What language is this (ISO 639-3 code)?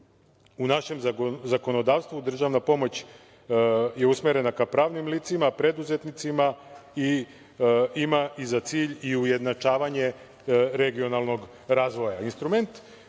srp